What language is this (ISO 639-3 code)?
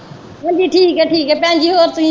pan